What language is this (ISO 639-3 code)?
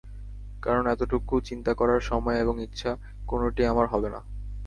ben